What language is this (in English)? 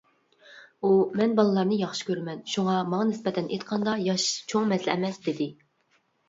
Uyghur